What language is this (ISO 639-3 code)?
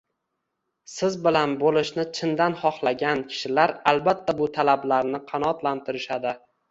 uzb